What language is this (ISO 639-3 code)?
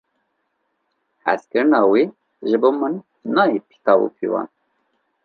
kur